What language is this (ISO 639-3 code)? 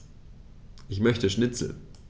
deu